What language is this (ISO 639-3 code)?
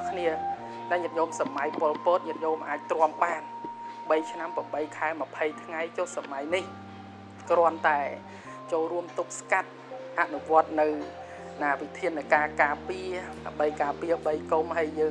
tha